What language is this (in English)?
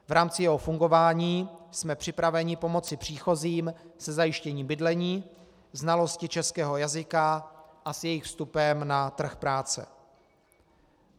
Czech